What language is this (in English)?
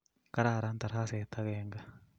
Kalenjin